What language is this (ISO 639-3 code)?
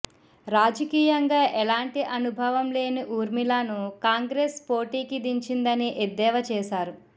tel